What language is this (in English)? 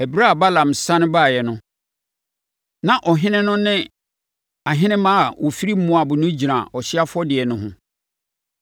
Akan